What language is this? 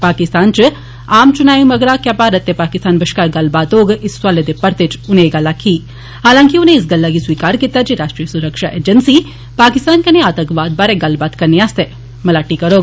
Dogri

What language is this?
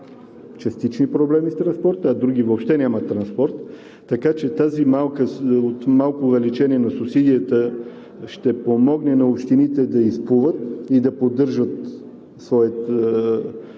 Bulgarian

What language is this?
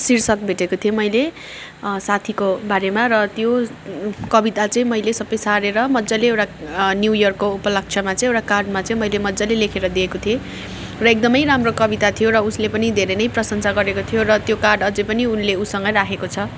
Nepali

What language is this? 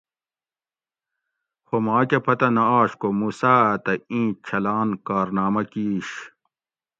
Gawri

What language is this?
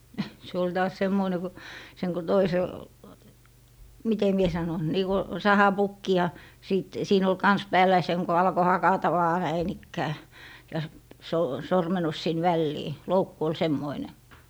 Finnish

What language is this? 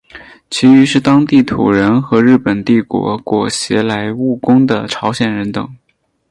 Chinese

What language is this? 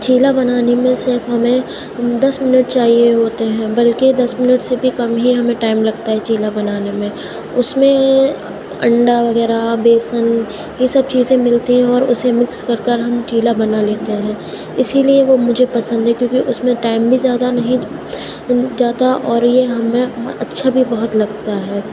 Urdu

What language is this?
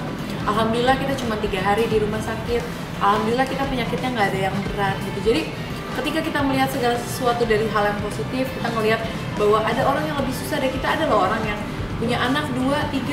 Indonesian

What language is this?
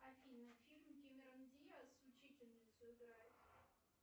Russian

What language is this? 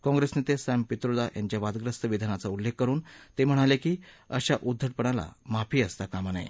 Marathi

